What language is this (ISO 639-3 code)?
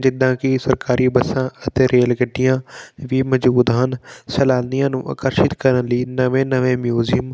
pan